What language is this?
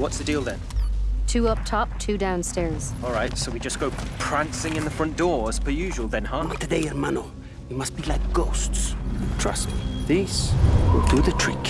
English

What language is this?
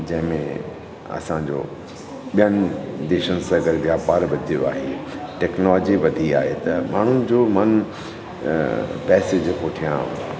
Sindhi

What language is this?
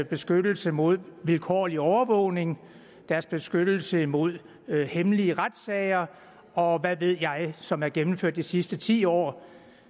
Danish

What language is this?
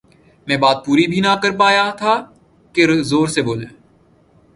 Urdu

